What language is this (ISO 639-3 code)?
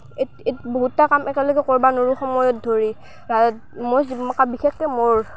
asm